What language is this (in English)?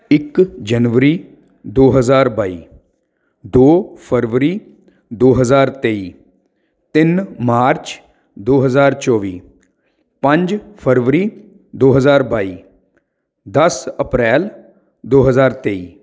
Punjabi